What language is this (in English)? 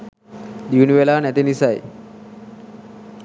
Sinhala